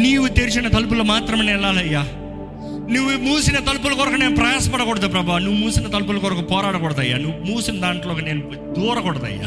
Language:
Telugu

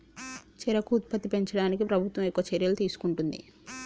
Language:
Telugu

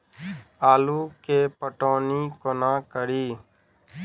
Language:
Maithili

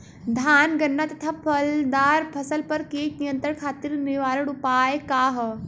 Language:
Bhojpuri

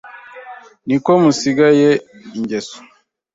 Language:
Kinyarwanda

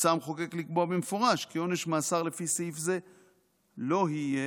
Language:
Hebrew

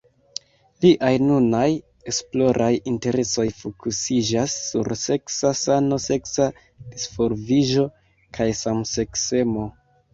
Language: Esperanto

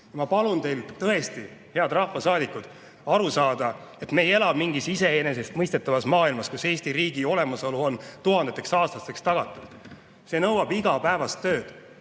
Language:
Estonian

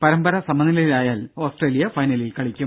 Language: Malayalam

